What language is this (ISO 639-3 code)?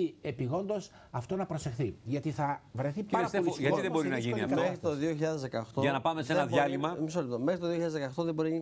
ell